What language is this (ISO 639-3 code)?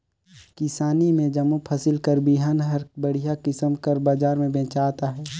hne